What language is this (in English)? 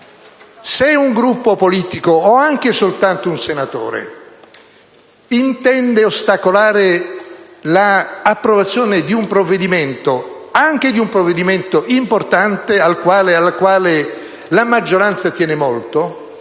Italian